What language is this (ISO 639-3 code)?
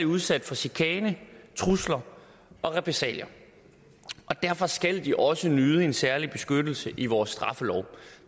dan